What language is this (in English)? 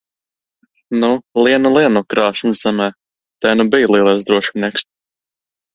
Latvian